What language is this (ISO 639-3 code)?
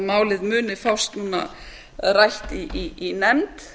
isl